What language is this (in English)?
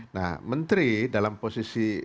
Indonesian